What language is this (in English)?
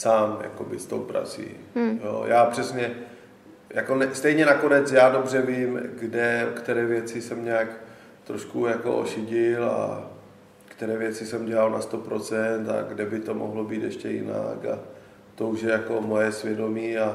Czech